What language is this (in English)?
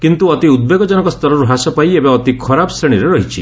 Odia